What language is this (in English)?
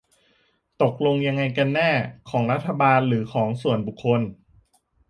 Thai